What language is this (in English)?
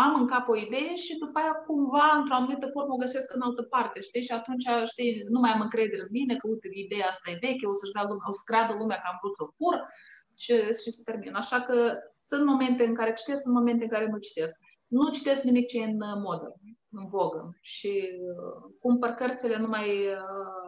Romanian